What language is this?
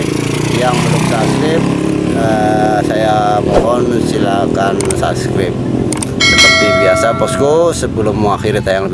Indonesian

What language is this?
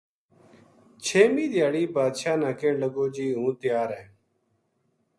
Gujari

